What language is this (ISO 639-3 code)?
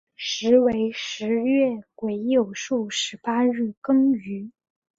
zho